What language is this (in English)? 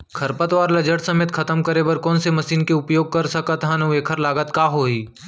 Chhattisgarhi